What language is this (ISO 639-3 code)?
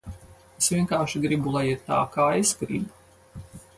lav